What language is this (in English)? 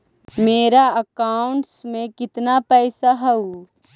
Magahi